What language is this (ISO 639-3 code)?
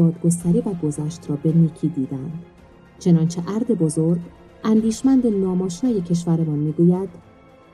fas